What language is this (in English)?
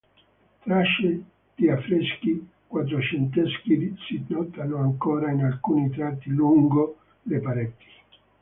Italian